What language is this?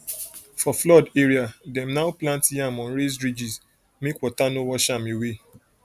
Nigerian Pidgin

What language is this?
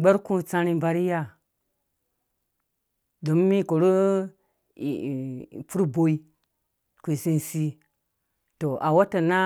Dũya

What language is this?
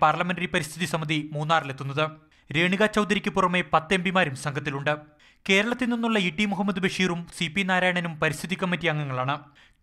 Romanian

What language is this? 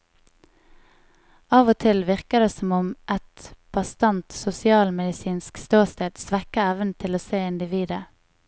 Norwegian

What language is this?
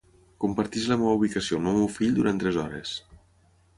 Catalan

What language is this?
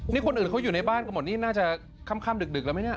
Thai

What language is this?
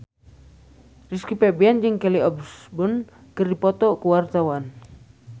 Sundanese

